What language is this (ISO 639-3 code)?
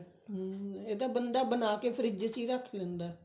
pan